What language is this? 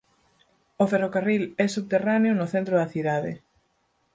Galician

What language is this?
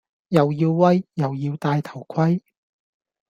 Cantonese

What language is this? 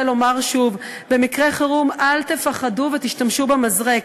Hebrew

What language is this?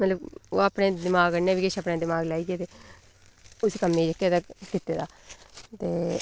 Dogri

